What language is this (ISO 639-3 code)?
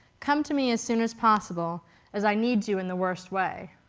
eng